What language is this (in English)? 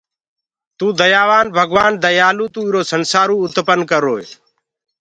Gurgula